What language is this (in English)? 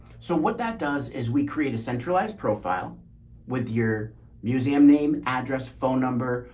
English